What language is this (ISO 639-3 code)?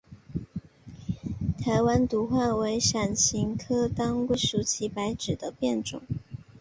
zho